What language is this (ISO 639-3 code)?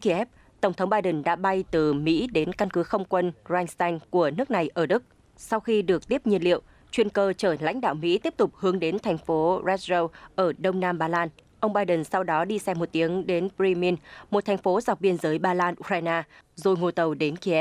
vie